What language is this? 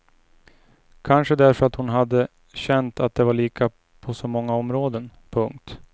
Swedish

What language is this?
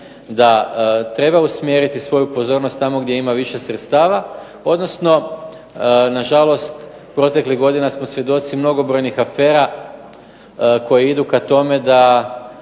Croatian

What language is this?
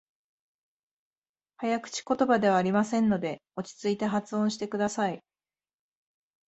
Japanese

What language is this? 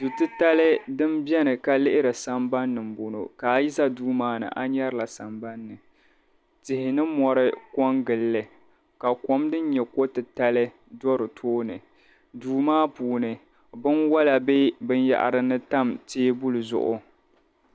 Dagbani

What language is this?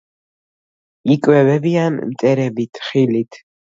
Georgian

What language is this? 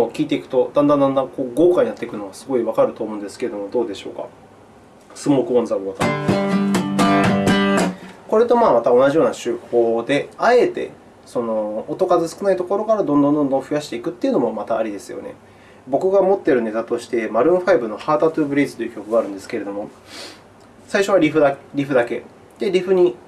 Japanese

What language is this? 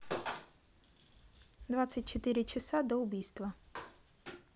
Russian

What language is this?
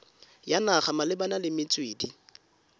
Tswana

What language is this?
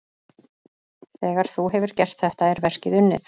Icelandic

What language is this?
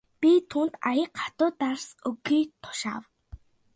Mongolian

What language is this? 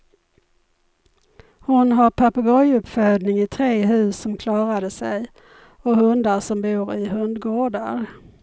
Swedish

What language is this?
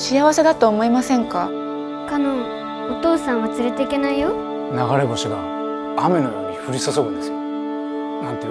Japanese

